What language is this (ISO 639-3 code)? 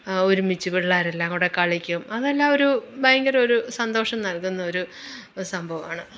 mal